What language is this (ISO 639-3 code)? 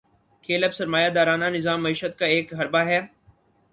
urd